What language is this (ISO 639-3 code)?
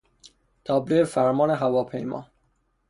fas